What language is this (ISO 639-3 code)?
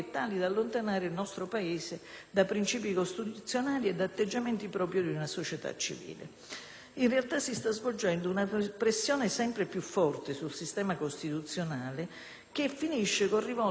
ita